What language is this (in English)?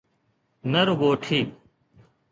Sindhi